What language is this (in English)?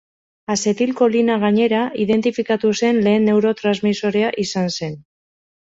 Basque